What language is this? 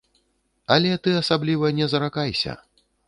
Belarusian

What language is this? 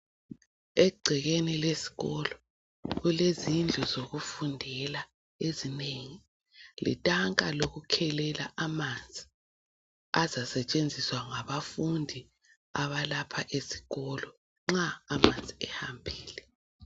North Ndebele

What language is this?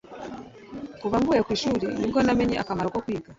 Kinyarwanda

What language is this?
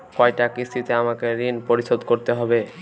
Bangla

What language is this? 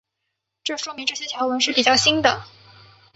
Chinese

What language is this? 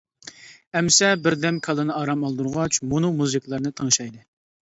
Uyghur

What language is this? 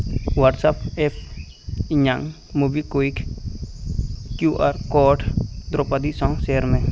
Santali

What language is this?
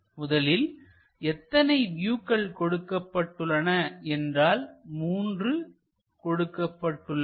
Tamil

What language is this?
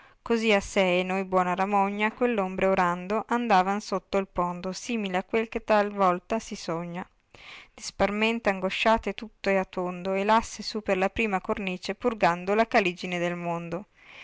Italian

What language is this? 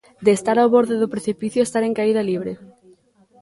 Galician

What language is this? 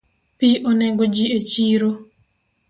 Luo (Kenya and Tanzania)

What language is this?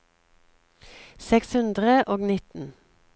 Norwegian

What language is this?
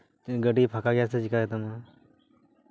Santali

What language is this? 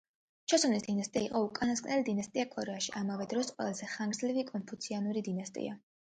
Georgian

